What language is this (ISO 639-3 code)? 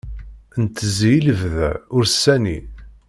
kab